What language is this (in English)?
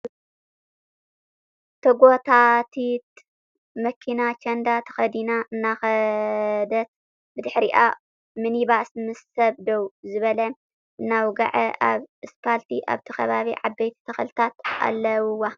Tigrinya